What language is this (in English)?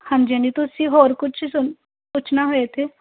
Punjabi